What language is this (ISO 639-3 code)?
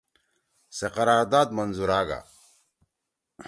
trw